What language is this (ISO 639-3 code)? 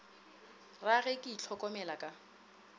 nso